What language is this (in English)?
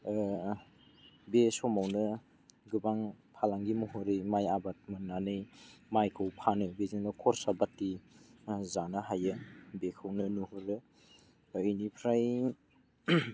Bodo